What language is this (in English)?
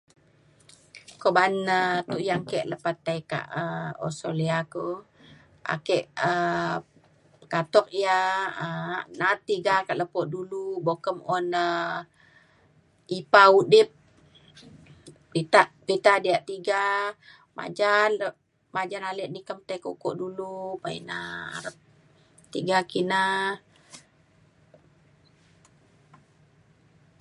Mainstream Kenyah